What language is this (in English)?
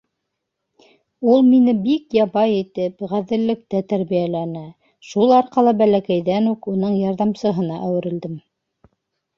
Bashkir